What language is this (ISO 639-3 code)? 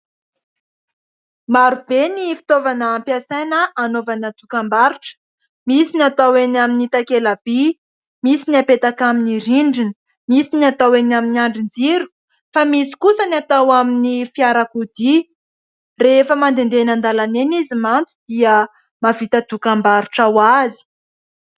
mlg